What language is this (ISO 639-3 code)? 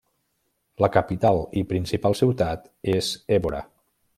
cat